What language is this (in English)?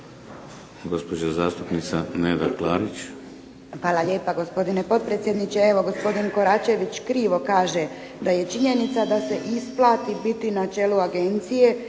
Croatian